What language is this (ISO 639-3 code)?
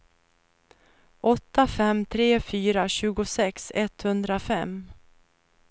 swe